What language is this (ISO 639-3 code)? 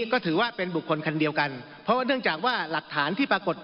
tha